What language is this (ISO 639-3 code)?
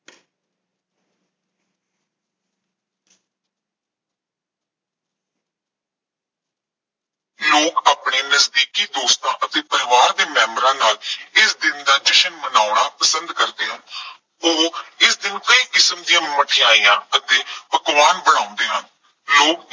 pan